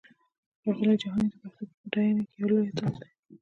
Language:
Pashto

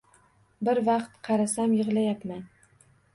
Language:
Uzbek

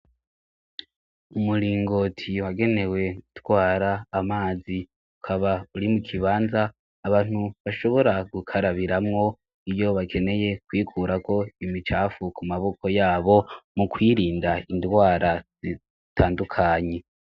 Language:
Rundi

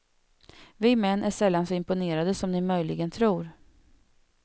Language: Swedish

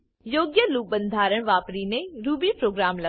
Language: Gujarati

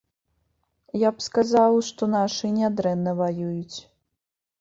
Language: Belarusian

